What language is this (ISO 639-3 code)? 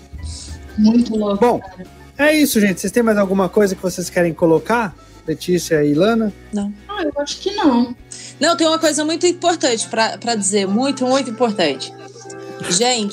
por